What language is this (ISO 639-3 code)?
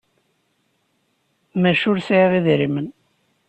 kab